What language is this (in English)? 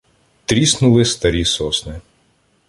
Ukrainian